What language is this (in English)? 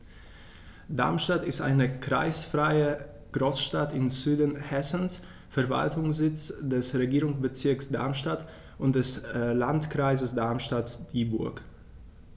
German